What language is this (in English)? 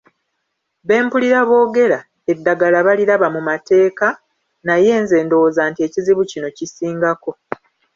Ganda